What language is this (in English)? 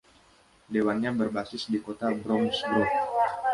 Indonesian